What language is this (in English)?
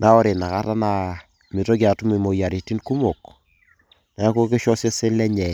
Masai